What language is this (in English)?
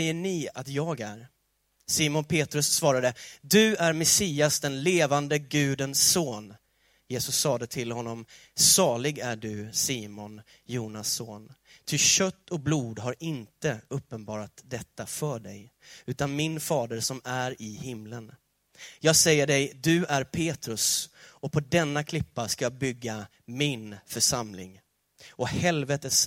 Swedish